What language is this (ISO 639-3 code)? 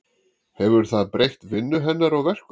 isl